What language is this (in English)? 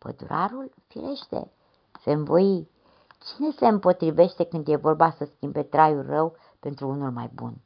Romanian